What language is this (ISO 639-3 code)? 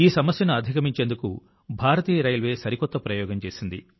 tel